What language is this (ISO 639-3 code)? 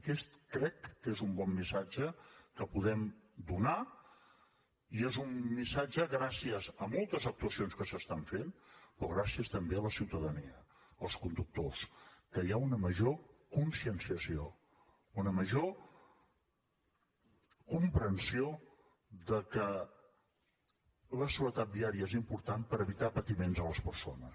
cat